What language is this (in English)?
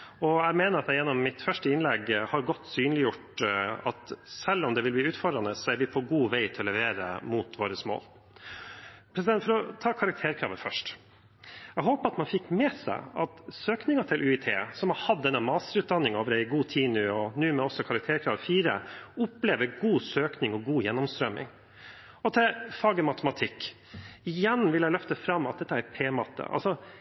Norwegian Bokmål